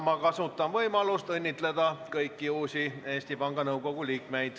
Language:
Estonian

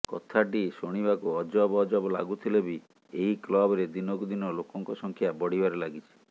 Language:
Odia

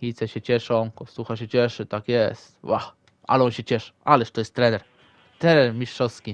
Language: Polish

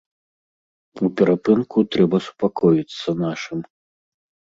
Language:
Belarusian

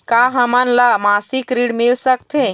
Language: Chhattisgarhi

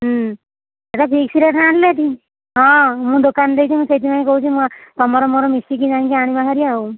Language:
Odia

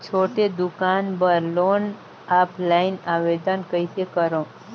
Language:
Chhattisgarhi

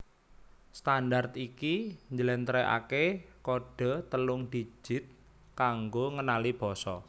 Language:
Javanese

